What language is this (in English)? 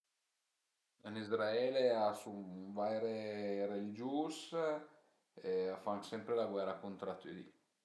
Piedmontese